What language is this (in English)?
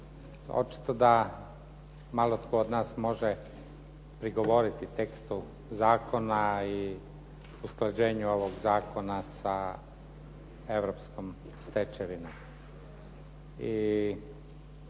Croatian